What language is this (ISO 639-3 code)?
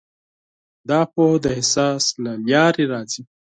pus